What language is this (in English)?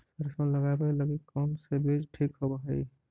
Magahi